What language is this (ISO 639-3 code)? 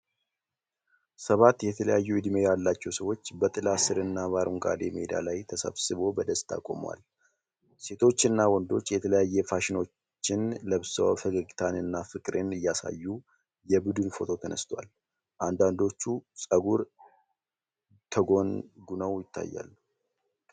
amh